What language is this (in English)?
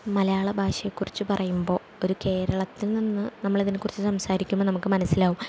Malayalam